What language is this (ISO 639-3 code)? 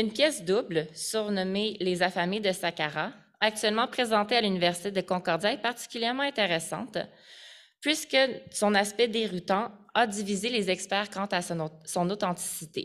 fra